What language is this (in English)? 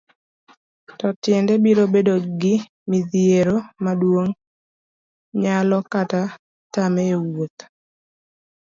Luo (Kenya and Tanzania)